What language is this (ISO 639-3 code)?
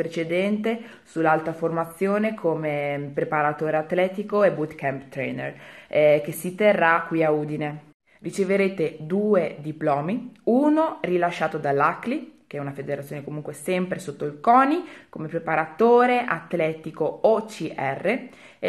ita